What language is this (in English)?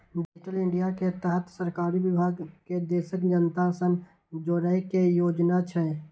Maithili